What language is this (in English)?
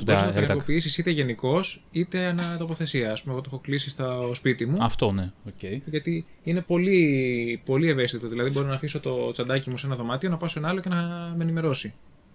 Greek